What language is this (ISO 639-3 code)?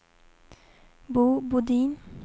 swe